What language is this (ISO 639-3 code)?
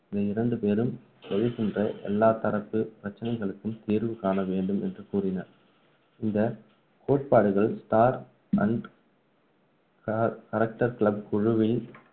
tam